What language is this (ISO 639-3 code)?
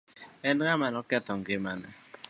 luo